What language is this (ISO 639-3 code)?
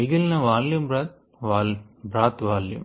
tel